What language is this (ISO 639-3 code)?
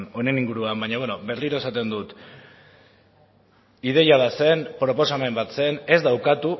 eus